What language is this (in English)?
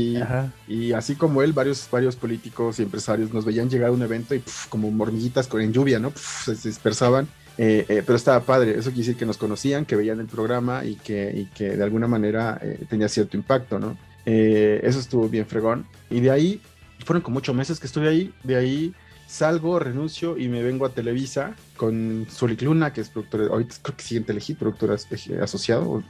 Spanish